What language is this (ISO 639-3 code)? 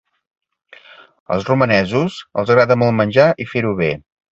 cat